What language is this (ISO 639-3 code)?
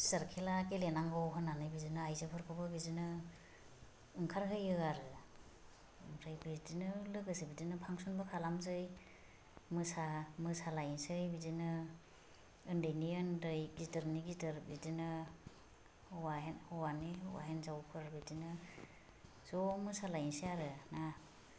brx